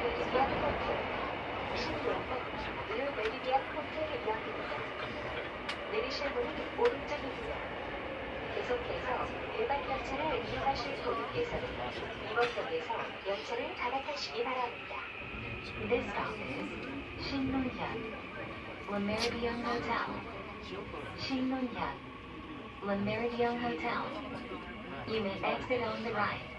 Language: Korean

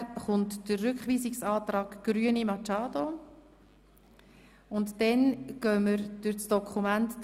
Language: Swiss German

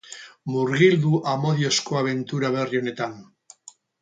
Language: Basque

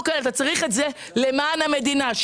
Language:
Hebrew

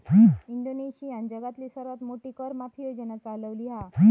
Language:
Marathi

